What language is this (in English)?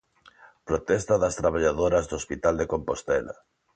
Galician